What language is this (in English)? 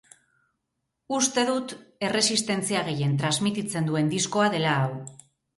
Basque